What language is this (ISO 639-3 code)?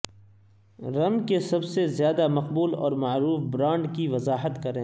urd